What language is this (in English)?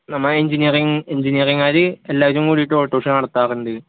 Malayalam